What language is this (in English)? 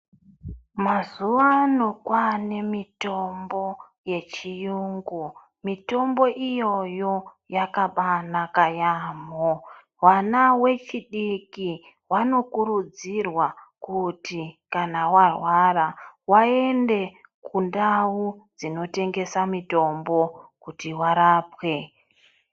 Ndau